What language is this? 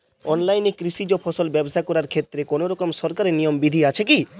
Bangla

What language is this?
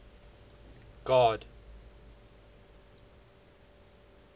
English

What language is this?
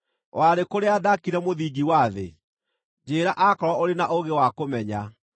Kikuyu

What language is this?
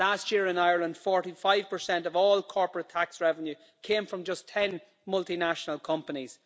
English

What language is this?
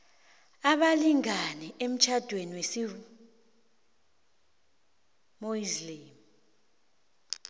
South Ndebele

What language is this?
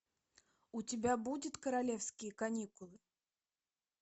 Russian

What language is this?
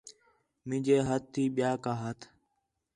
Khetrani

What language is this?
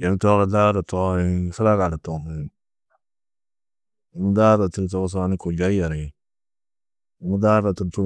Tedaga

